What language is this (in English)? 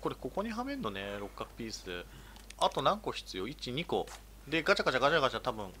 Japanese